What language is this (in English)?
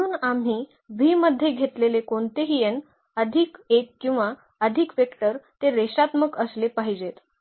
Marathi